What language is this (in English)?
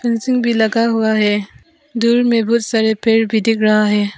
Hindi